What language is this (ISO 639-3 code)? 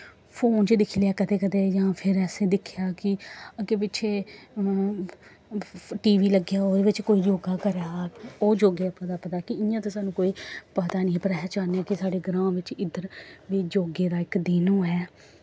doi